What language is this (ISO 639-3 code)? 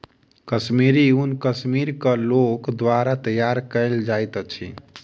mai